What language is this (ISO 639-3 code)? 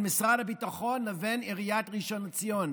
heb